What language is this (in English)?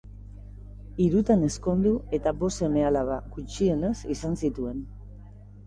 Basque